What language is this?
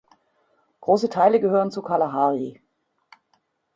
German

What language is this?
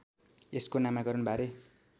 Nepali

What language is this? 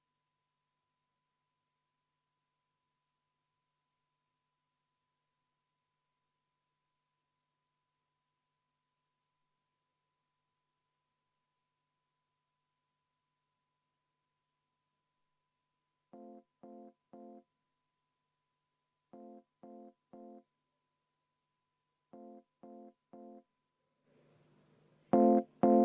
Estonian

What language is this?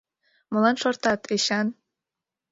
Mari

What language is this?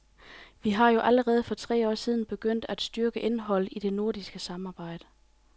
Danish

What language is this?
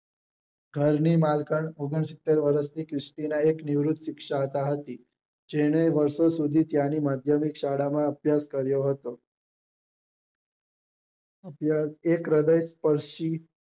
Gujarati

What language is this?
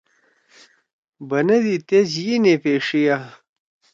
Torwali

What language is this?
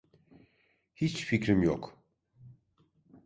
Turkish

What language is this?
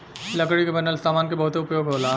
Bhojpuri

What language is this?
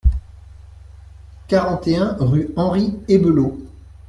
French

